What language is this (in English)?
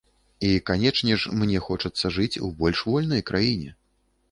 Belarusian